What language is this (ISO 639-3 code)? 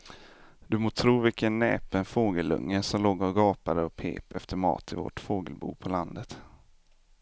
swe